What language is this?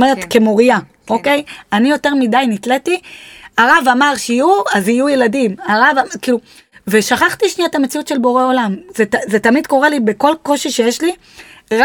Hebrew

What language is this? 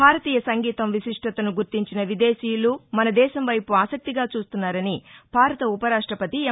Telugu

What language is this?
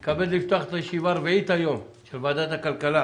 Hebrew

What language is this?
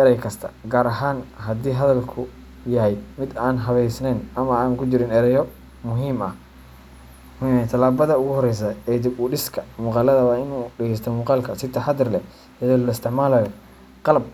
Somali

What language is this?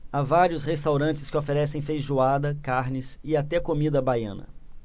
Portuguese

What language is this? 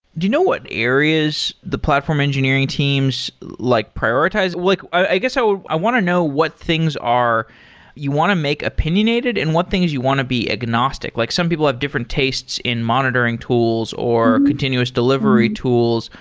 English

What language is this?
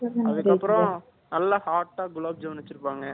Tamil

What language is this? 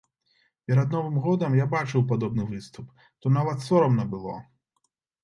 Belarusian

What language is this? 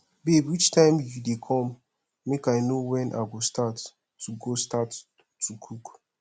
Nigerian Pidgin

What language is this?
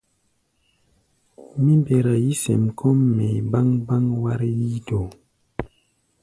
Gbaya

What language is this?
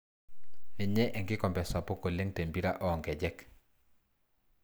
Masai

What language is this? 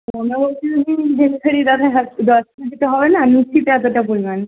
Bangla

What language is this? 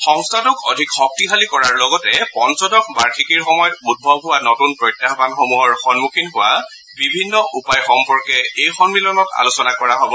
Assamese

